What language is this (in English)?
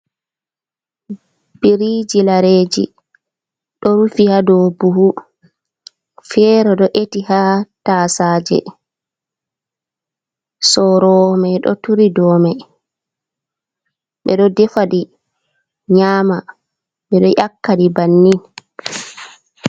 Fula